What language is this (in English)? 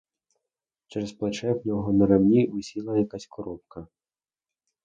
Ukrainian